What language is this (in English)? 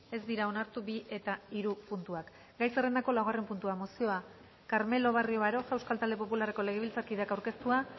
Basque